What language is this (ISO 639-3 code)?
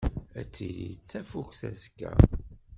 kab